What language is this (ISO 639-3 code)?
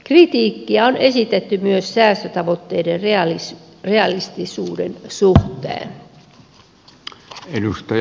fin